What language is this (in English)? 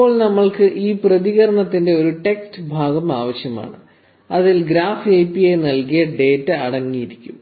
Malayalam